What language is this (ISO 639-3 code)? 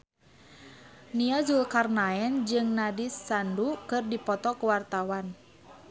sun